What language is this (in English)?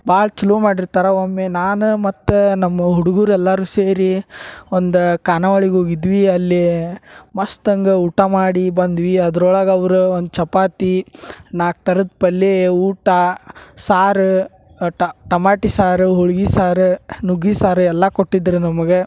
Kannada